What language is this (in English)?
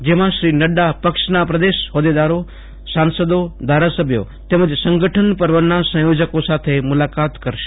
Gujarati